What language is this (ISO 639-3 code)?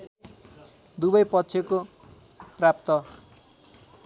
nep